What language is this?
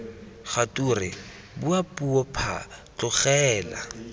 Tswana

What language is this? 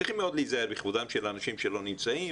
Hebrew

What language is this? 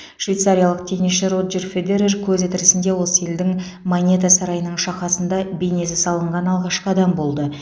Kazakh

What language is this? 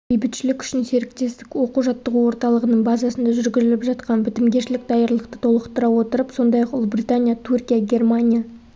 Kazakh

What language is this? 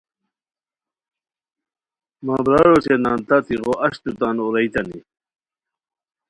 Khowar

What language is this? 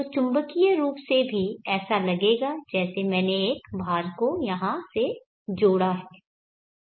Hindi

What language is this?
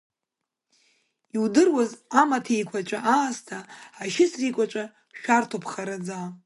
Abkhazian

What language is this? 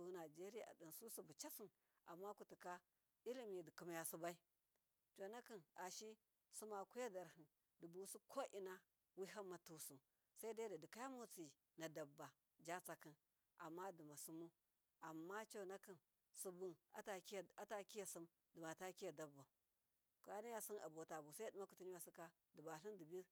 Miya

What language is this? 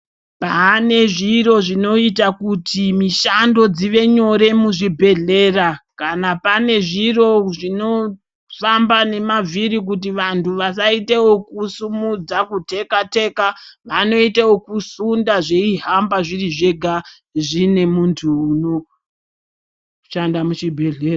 Ndau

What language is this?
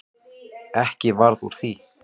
Icelandic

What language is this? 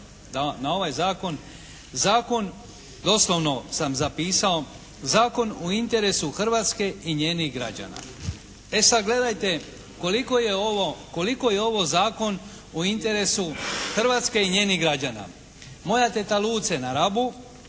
Croatian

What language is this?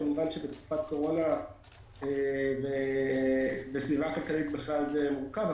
Hebrew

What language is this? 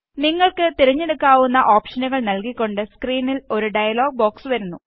Malayalam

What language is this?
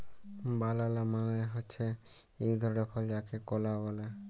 Bangla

